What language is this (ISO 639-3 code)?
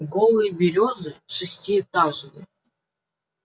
rus